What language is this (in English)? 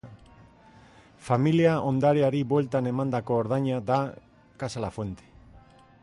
Basque